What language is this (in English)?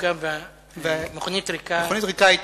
Hebrew